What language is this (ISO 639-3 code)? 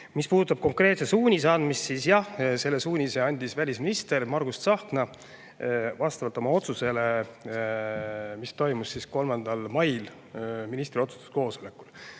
est